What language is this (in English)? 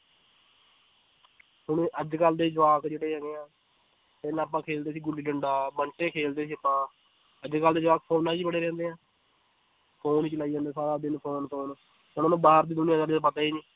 Punjabi